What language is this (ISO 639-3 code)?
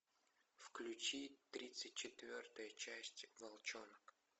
rus